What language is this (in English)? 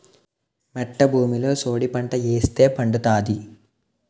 Telugu